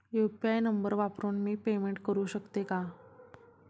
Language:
Marathi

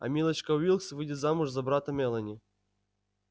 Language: Russian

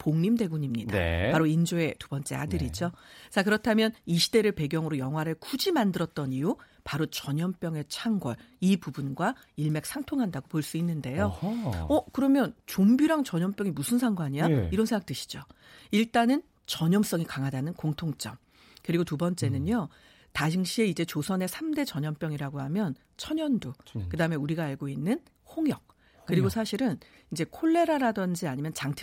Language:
Korean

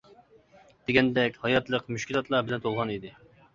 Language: Uyghur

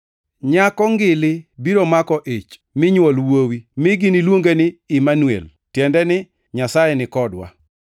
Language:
Luo (Kenya and Tanzania)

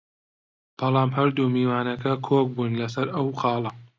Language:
Central Kurdish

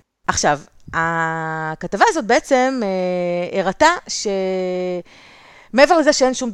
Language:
Hebrew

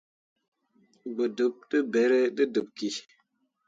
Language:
Mundang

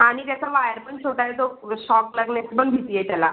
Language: Marathi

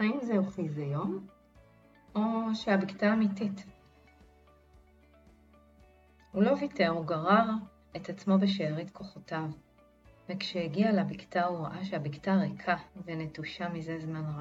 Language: Hebrew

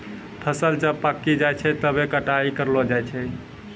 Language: Maithili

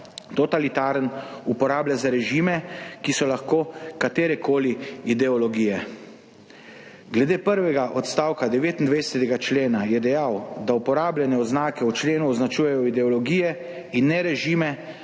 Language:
Slovenian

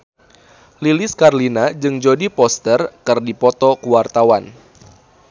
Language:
Sundanese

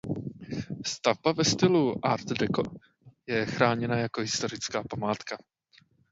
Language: Czech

